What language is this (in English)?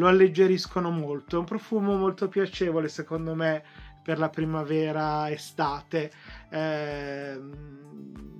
Italian